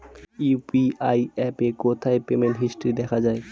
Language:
Bangla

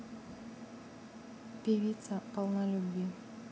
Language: Russian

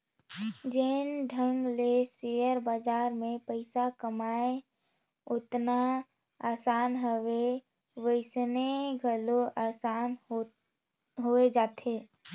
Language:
Chhattisgarhi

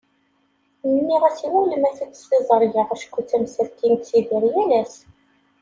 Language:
Kabyle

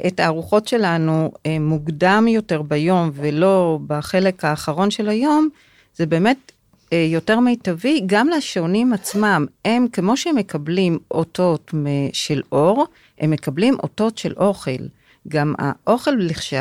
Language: Hebrew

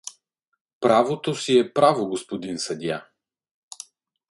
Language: Bulgarian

